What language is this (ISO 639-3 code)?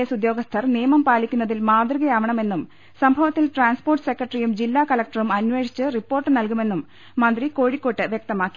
mal